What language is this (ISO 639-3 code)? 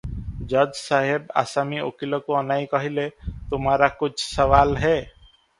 ori